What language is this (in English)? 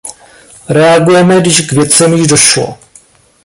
Czech